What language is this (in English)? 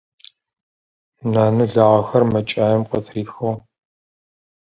Adyghe